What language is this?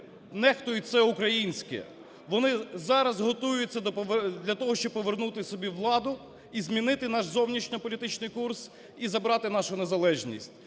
Ukrainian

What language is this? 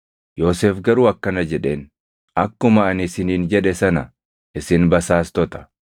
Oromo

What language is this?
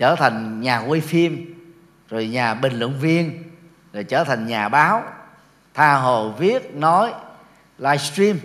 Vietnamese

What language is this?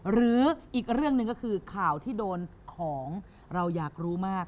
Thai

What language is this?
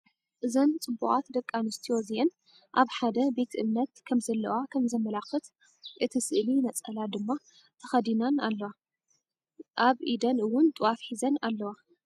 Tigrinya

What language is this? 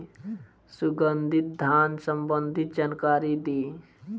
Bhojpuri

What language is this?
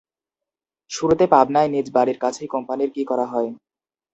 Bangla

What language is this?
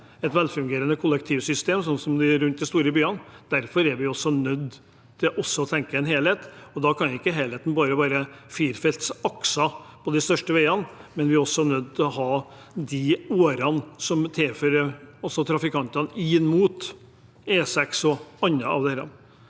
Norwegian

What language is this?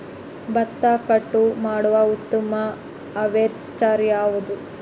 Kannada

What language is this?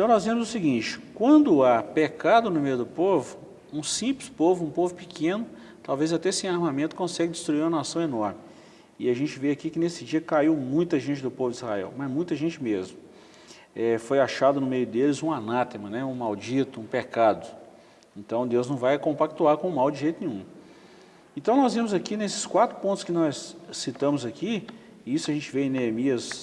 Portuguese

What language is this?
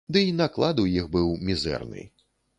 Belarusian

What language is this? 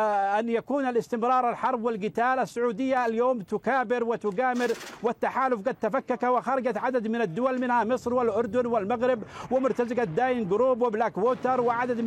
Arabic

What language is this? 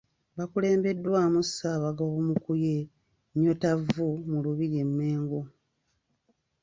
Ganda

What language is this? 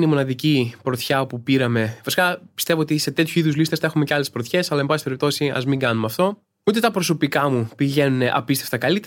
Greek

